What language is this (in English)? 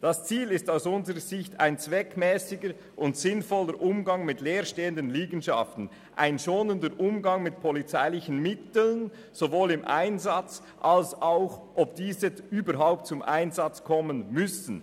Swiss German